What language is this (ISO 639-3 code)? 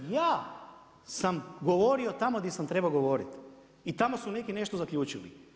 hrv